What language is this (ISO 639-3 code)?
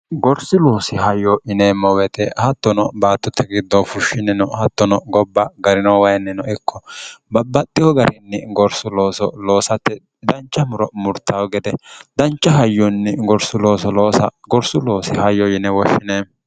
sid